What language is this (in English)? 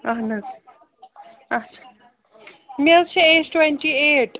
Kashmiri